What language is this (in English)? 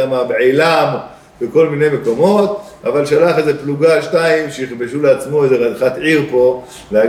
Hebrew